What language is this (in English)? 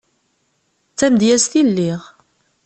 Kabyle